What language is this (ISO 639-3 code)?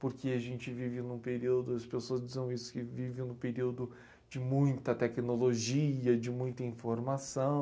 por